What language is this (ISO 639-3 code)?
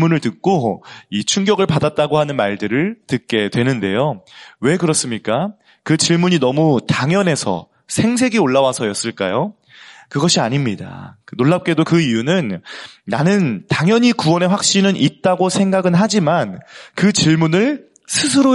kor